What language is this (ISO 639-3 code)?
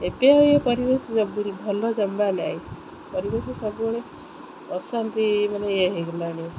ori